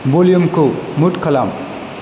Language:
Bodo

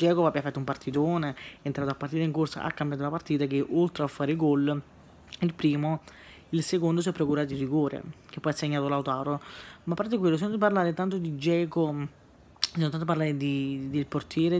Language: Italian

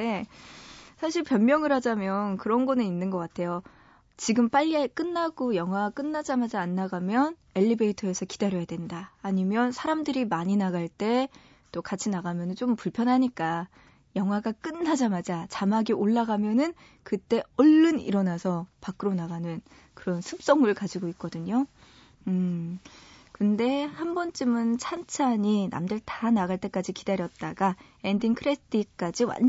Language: Korean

